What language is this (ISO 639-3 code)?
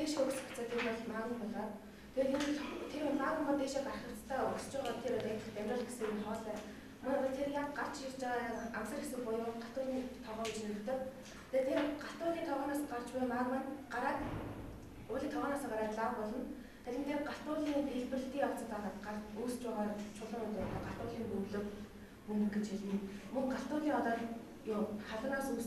eng